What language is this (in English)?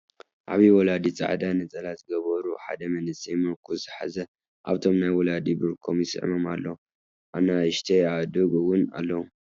Tigrinya